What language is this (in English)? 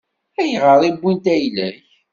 Kabyle